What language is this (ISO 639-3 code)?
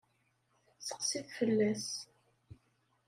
kab